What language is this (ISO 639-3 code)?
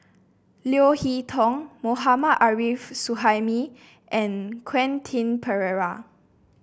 eng